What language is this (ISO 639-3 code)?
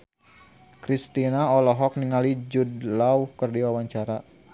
sun